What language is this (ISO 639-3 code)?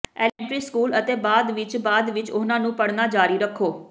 pan